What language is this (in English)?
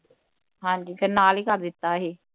Punjabi